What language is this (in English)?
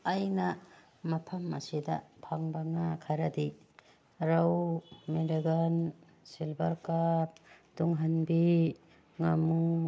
Manipuri